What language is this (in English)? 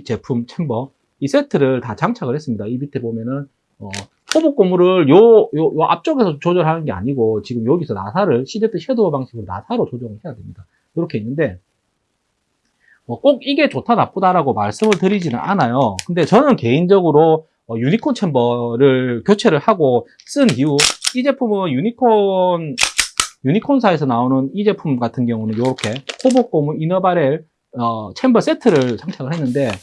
Korean